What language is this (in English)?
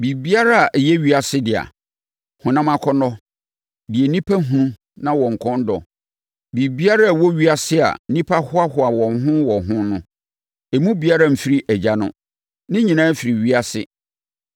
Akan